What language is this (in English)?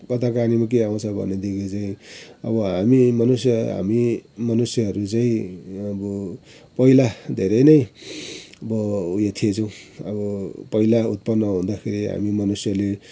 Nepali